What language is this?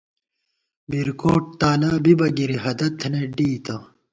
Gawar-Bati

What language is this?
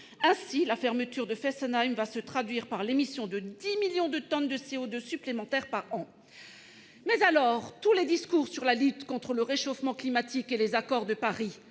French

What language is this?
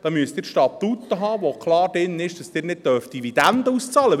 Swiss German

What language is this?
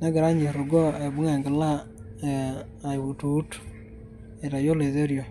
Masai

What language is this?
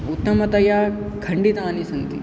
Sanskrit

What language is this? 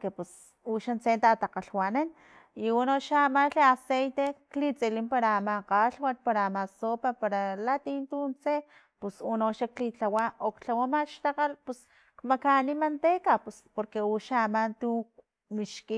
Filomena Mata-Coahuitlán Totonac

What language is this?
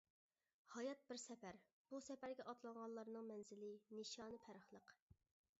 Uyghur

